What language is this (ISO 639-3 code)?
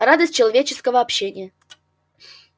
rus